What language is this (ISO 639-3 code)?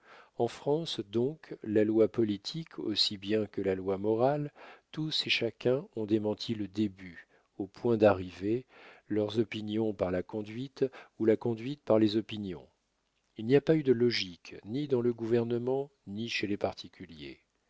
fra